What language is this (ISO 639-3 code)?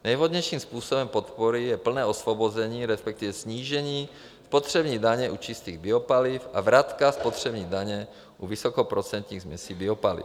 ces